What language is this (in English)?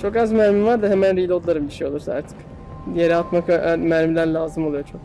Turkish